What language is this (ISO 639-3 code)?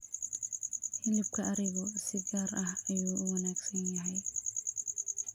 som